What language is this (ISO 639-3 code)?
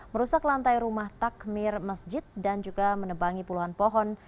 ind